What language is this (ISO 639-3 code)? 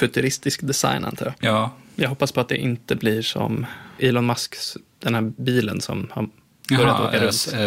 swe